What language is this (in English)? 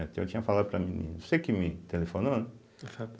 Portuguese